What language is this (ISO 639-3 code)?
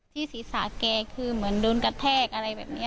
tha